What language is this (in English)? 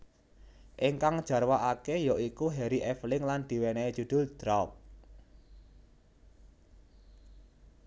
Javanese